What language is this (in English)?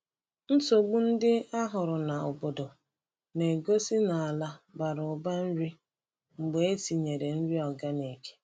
Igbo